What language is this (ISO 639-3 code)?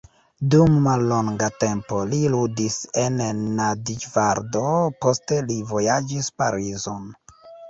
epo